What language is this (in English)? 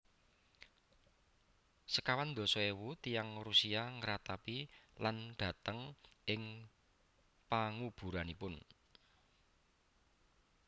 Javanese